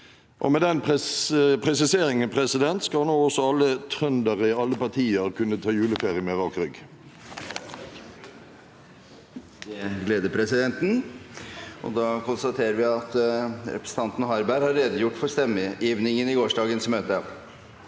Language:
Norwegian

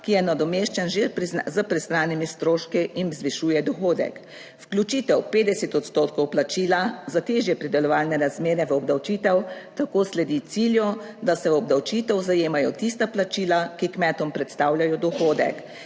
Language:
Slovenian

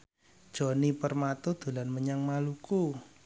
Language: Javanese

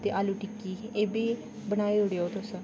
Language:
Dogri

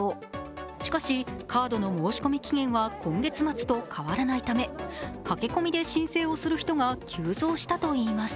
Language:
Japanese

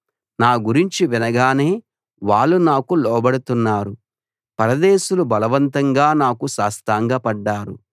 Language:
Telugu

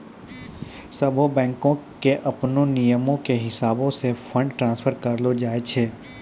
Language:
Maithili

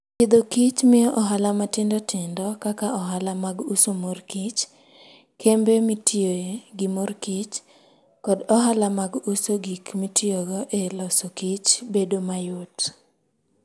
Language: Luo (Kenya and Tanzania)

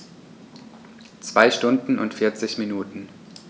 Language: German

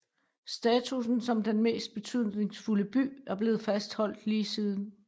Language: Danish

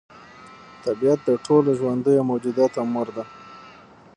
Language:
Pashto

